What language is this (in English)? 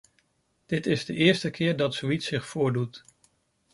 Dutch